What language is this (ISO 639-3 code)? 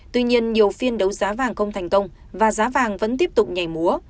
vie